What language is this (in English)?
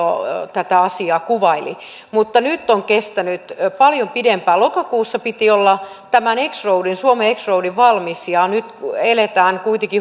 Finnish